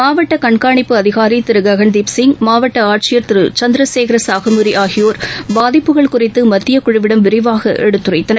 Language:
Tamil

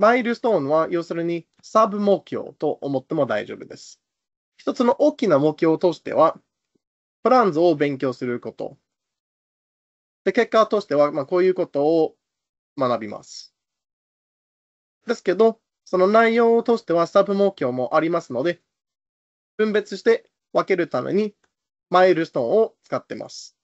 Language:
Japanese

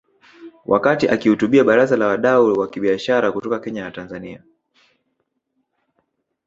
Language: Swahili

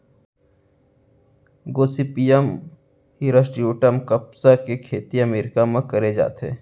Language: Chhattisgarhi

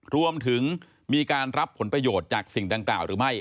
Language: Thai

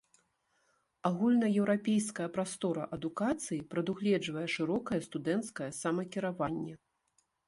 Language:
Belarusian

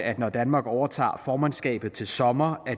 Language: Danish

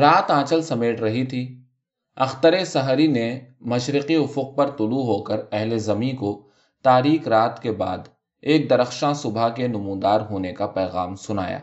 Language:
Urdu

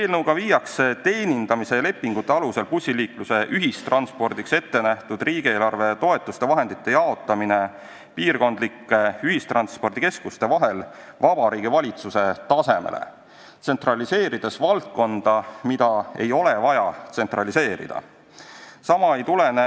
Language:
Estonian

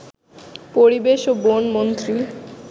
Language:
Bangla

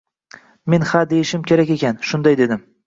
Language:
Uzbek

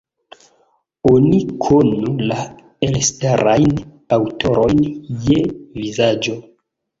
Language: Esperanto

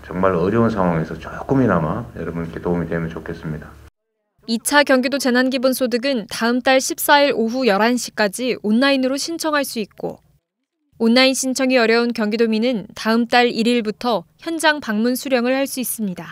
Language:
Korean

